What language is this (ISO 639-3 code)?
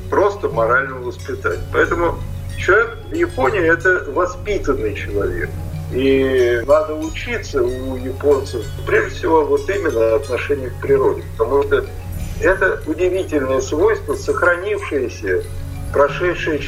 rus